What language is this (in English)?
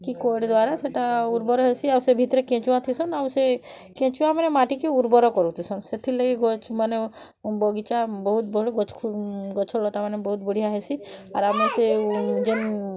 Odia